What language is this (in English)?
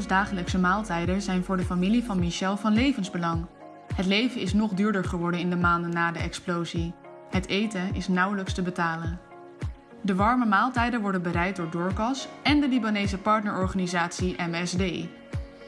Dutch